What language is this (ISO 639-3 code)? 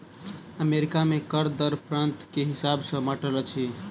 mai